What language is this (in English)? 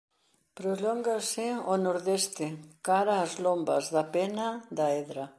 Galician